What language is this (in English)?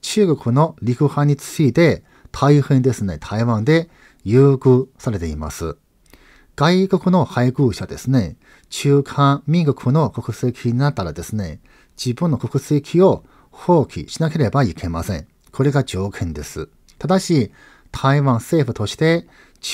Japanese